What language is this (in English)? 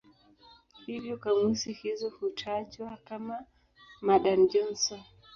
Swahili